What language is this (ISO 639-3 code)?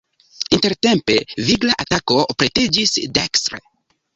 epo